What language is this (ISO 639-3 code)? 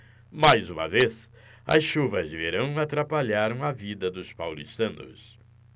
por